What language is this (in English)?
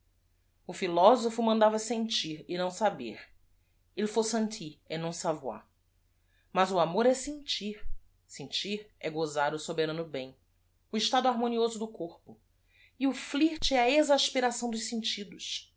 Portuguese